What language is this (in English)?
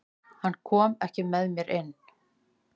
Icelandic